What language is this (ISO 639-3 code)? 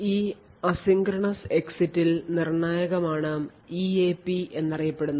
mal